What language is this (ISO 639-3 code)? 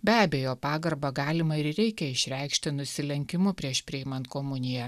lit